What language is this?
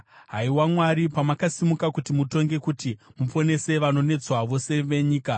Shona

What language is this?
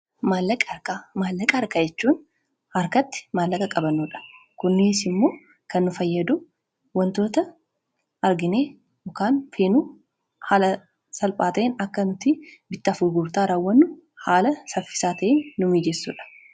Oromo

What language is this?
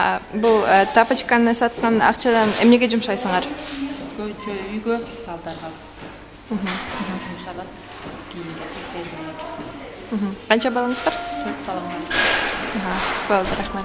Romanian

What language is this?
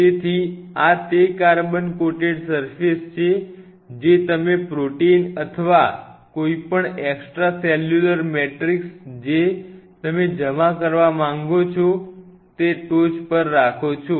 Gujarati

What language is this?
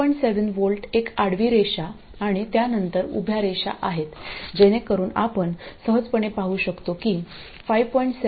Marathi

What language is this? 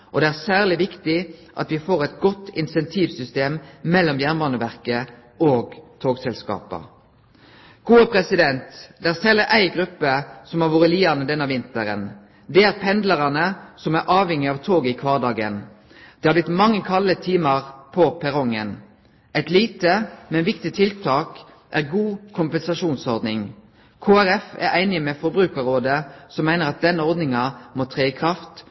Norwegian Nynorsk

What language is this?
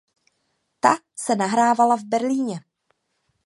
Czech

